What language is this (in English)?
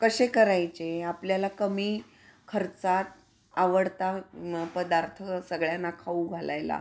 Marathi